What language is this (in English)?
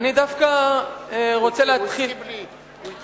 Hebrew